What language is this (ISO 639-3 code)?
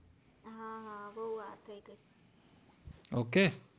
guj